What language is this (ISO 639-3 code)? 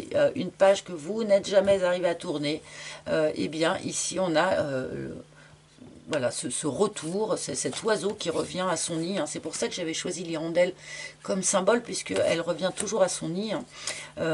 fra